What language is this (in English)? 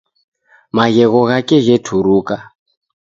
Taita